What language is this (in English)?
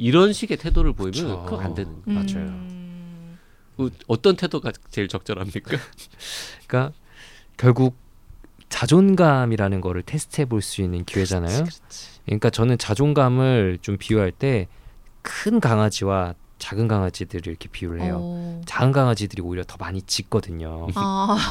Korean